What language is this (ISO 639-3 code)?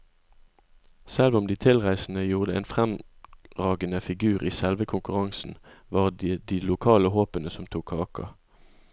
nor